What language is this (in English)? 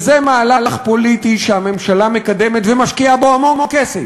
Hebrew